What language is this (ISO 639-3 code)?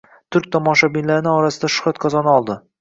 uzb